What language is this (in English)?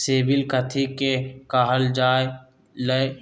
Magahi